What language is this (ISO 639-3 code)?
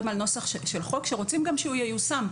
heb